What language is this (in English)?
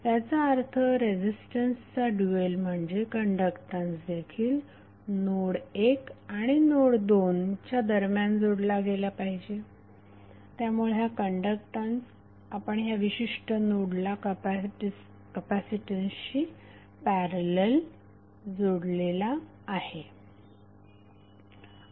Marathi